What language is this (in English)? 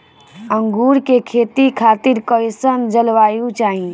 Bhojpuri